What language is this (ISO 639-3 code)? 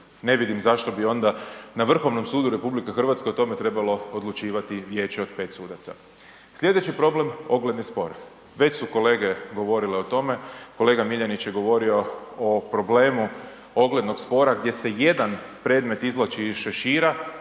hrv